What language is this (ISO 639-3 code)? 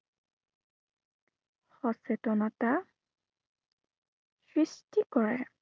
asm